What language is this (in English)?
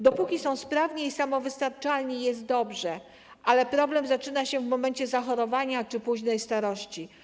Polish